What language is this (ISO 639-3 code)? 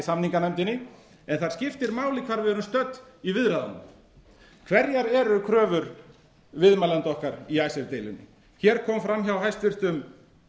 isl